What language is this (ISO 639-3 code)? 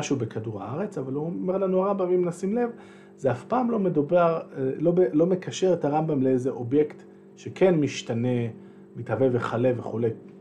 heb